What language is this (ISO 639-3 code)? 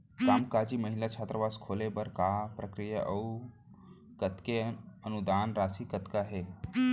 hne